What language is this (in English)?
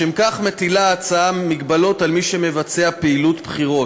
Hebrew